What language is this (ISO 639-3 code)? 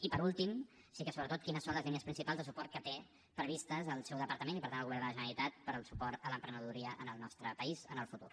cat